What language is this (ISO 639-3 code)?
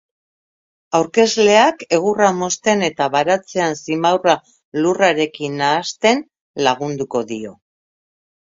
eus